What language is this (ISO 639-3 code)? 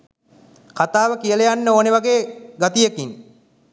sin